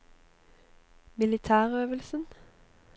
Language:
Norwegian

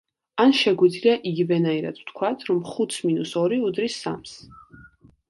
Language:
Georgian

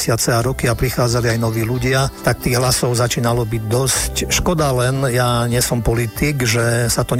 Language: Slovak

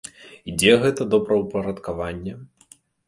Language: Belarusian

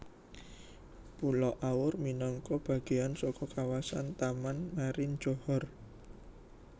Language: Javanese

